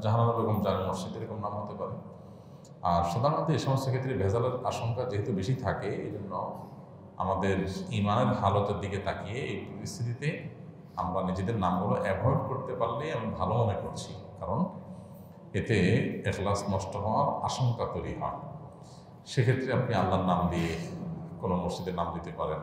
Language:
Bangla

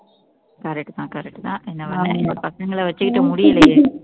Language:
Tamil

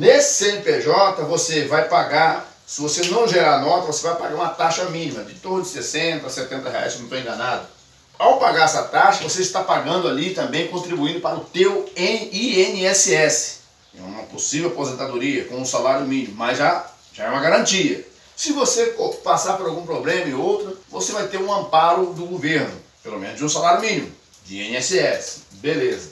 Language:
Portuguese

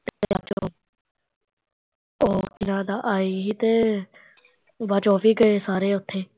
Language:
Punjabi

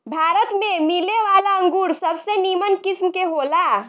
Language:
Bhojpuri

